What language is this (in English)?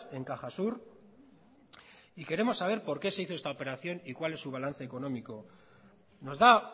Spanish